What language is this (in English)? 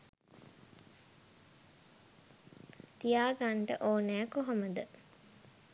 Sinhala